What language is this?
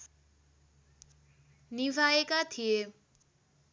Nepali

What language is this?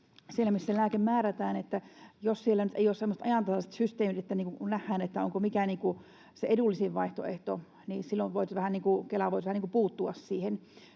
Finnish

